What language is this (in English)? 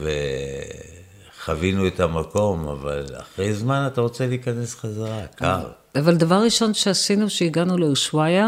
Hebrew